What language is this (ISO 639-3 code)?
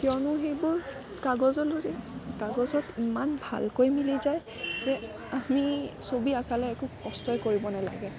asm